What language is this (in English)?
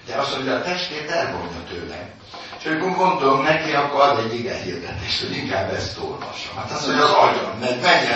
Hungarian